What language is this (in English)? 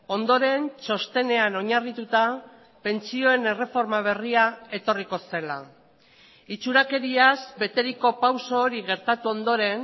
Basque